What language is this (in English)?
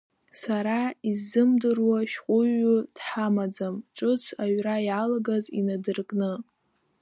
Abkhazian